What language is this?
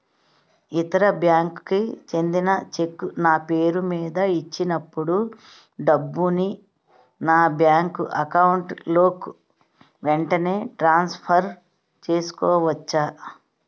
Telugu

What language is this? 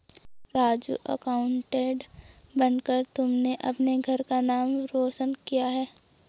Hindi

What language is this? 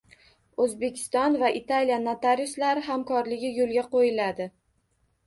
Uzbek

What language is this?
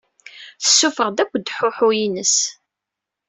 Kabyle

